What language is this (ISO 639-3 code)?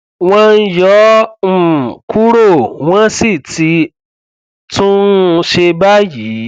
yor